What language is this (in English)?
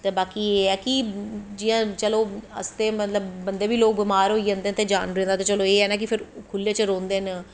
Dogri